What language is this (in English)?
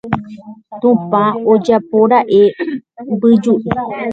Guarani